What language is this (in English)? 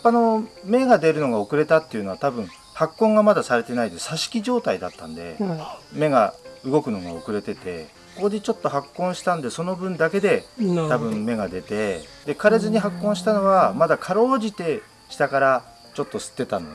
Japanese